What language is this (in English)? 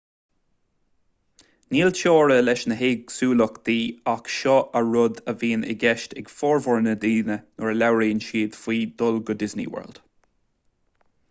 Irish